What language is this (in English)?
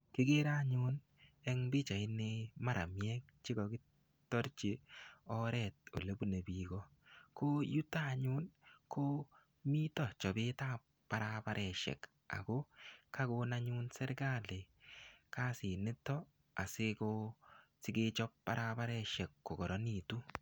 Kalenjin